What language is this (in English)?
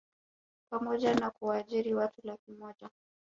Swahili